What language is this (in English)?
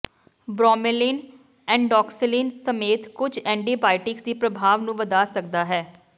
Punjabi